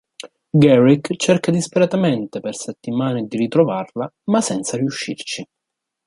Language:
Italian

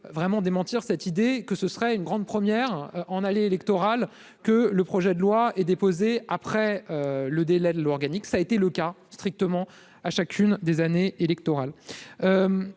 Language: French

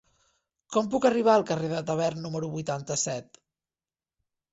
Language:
Catalan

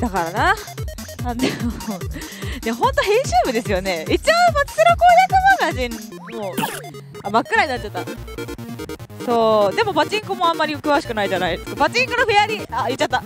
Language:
Japanese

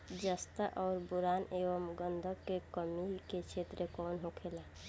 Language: Bhojpuri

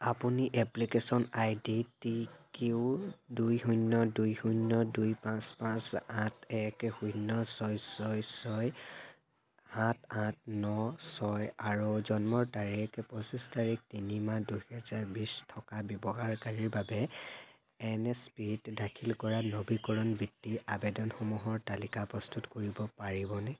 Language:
Assamese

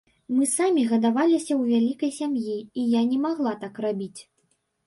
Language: Belarusian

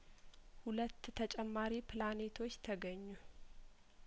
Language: Amharic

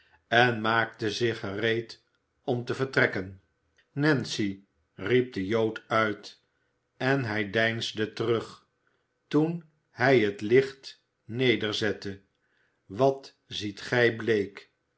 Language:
Dutch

